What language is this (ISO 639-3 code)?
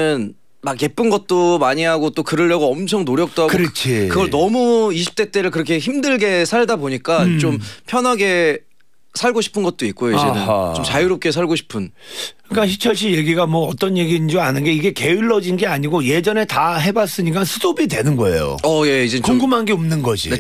kor